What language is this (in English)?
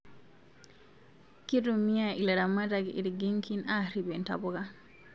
Masai